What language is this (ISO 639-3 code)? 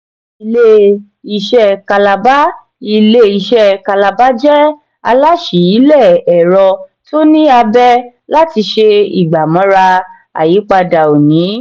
yor